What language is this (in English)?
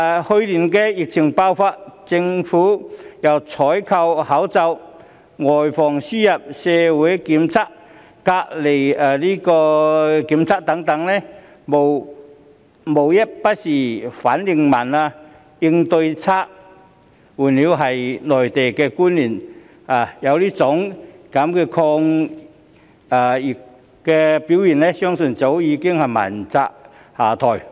Cantonese